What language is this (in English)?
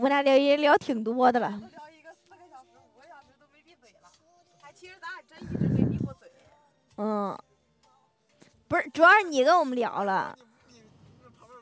Chinese